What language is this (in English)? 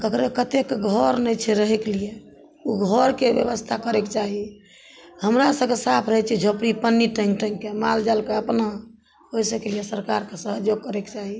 Maithili